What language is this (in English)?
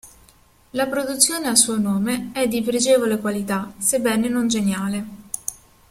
Italian